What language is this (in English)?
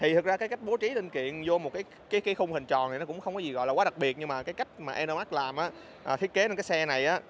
Vietnamese